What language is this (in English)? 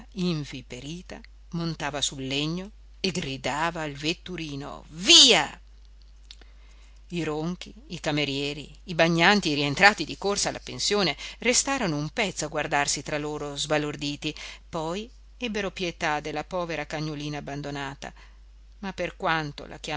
Italian